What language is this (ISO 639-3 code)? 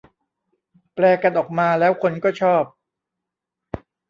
tha